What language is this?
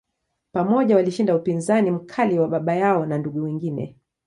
Swahili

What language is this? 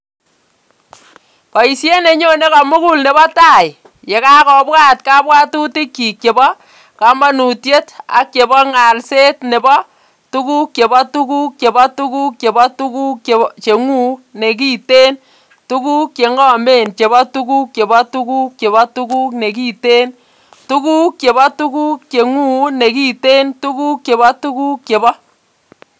Kalenjin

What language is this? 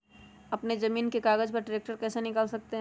Magahi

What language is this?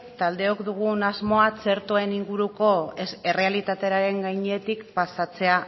Basque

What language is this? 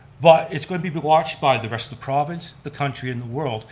English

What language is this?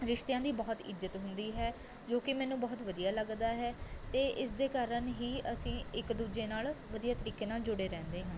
Punjabi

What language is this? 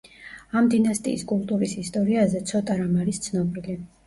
Georgian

